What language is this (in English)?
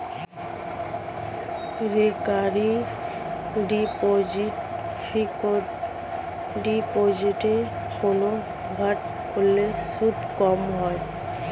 Bangla